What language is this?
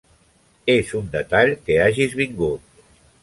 Catalan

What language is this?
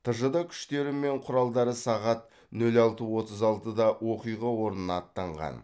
Kazakh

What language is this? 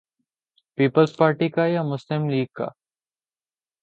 Urdu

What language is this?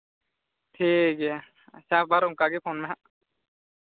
Santali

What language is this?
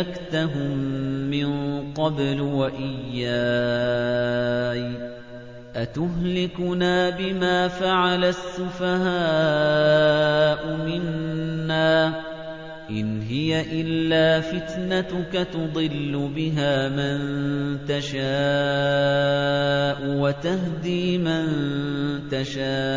Arabic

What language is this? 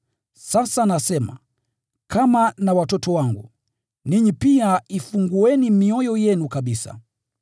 Swahili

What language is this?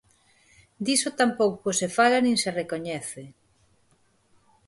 Galician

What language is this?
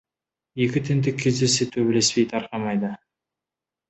Kazakh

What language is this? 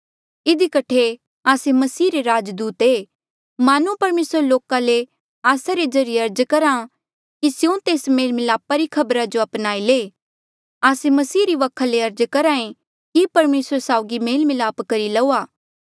Mandeali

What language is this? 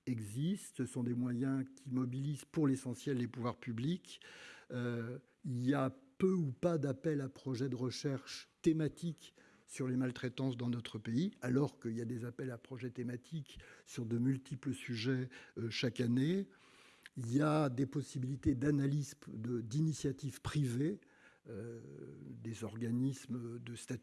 French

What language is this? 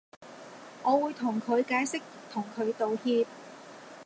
Cantonese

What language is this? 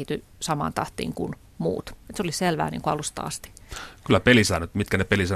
Finnish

